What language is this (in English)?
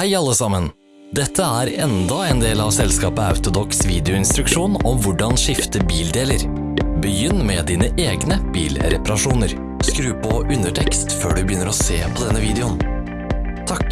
Norwegian